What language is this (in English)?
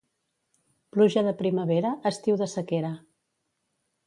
Catalan